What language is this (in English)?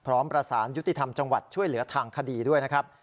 Thai